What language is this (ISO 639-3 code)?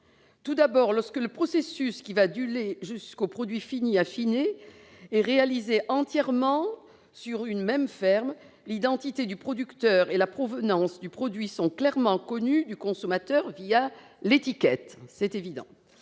fra